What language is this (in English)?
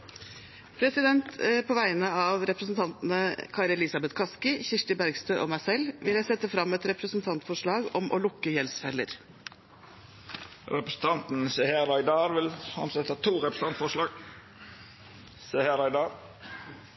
Norwegian